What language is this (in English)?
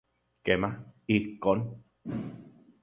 Central Puebla Nahuatl